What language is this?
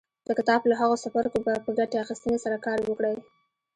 Pashto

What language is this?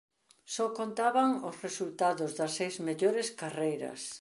Galician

